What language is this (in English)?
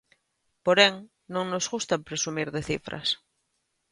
Galician